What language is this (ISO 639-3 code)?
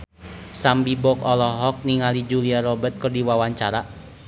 sun